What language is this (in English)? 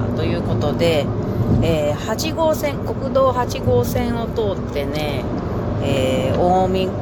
Japanese